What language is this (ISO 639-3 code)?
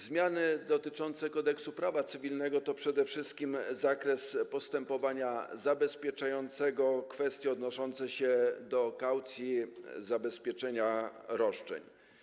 pol